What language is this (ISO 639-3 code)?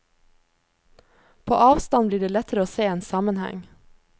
nor